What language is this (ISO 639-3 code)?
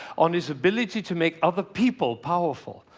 eng